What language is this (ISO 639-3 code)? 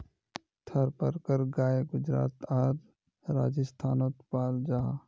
mag